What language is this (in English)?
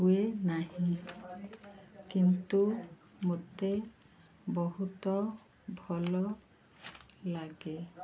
Odia